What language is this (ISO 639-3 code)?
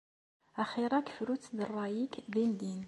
kab